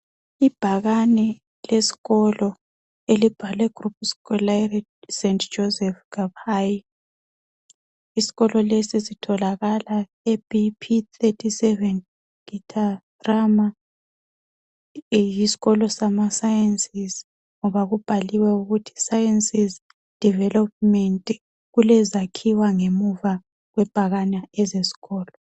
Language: North Ndebele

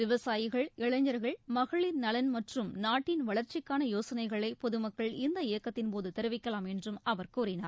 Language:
Tamil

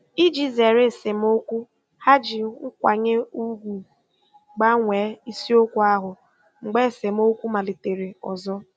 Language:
Igbo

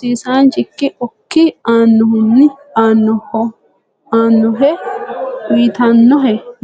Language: Sidamo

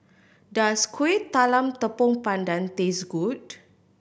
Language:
English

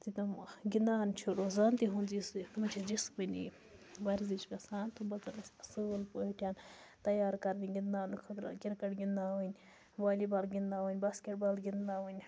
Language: Kashmiri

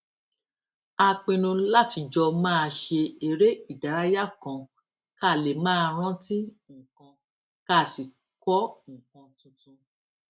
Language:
Yoruba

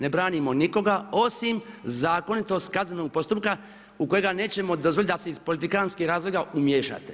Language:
Croatian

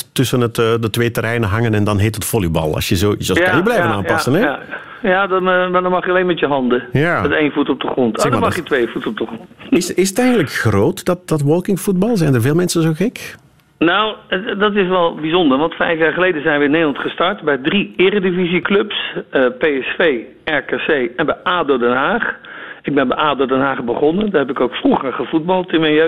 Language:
Dutch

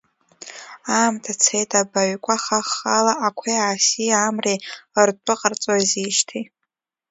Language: Abkhazian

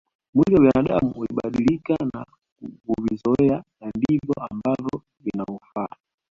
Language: Swahili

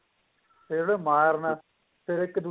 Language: Punjabi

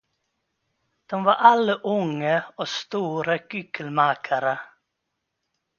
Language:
Swedish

